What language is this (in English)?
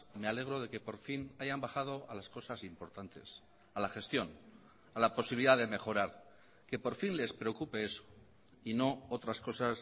Spanish